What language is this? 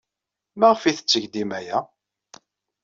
Kabyle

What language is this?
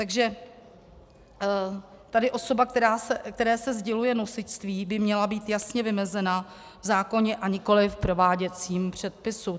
Czech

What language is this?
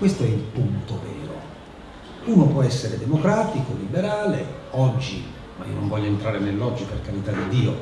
Italian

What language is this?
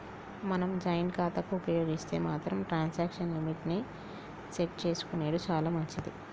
Telugu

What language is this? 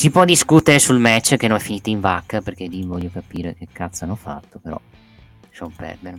Italian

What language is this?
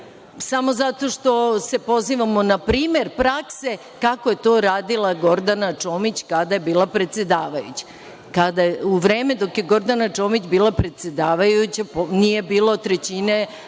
Serbian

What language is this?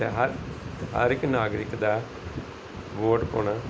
Punjabi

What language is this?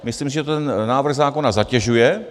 Czech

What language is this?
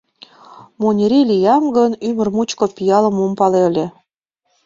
Mari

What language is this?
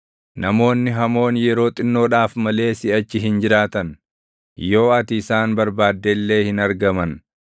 Oromo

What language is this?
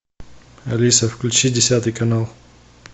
Russian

